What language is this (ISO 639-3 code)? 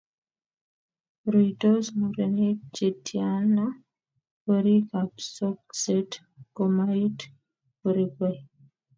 kln